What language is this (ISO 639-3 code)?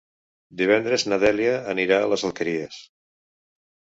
cat